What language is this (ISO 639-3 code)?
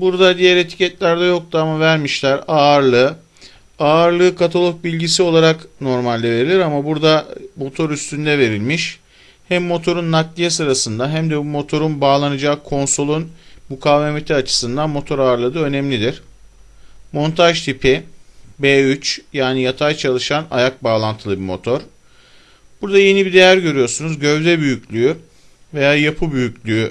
tur